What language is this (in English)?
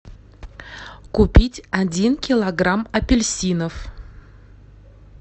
Russian